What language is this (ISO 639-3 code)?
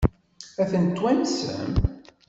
kab